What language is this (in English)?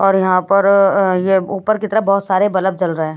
Hindi